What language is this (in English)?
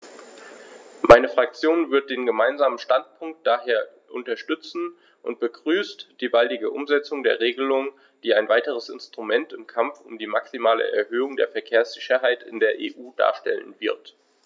German